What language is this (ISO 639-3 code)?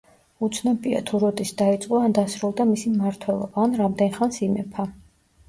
kat